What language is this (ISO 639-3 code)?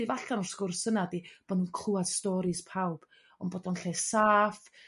cym